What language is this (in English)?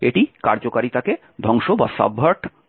Bangla